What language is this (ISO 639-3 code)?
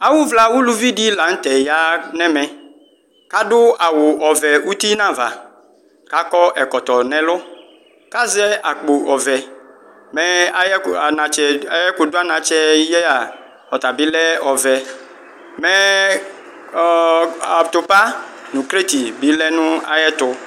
kpo